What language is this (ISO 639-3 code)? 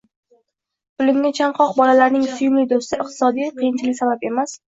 uzb